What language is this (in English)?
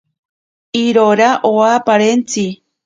Ashéninka Perené